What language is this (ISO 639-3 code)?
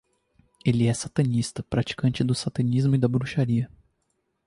por